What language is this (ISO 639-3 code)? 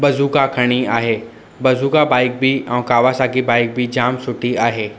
snd